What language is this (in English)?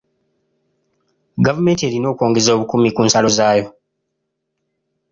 Ganda